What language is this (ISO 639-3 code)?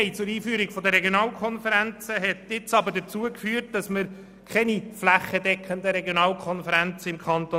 gsw